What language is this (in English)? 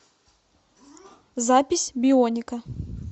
Russian